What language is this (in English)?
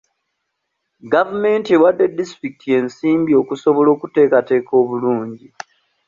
Ganda